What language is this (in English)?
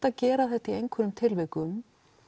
Icelandic